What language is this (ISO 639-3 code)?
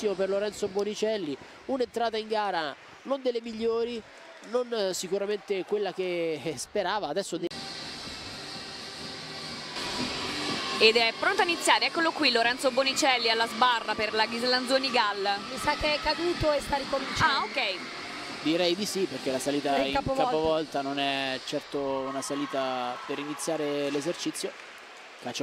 ita